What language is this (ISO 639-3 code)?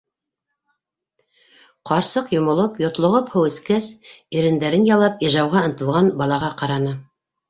bak